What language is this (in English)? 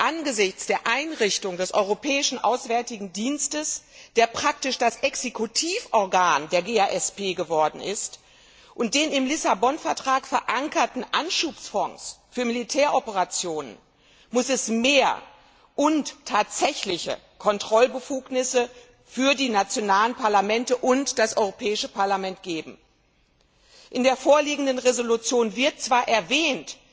German